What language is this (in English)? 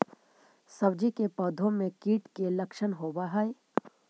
Magahi